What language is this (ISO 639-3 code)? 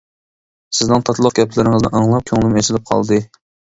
uig